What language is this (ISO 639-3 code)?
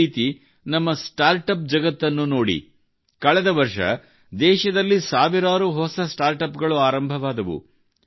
kan